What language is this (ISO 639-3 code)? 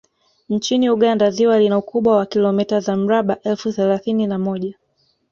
swa